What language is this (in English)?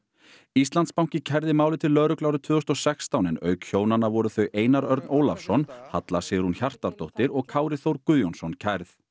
Icelandic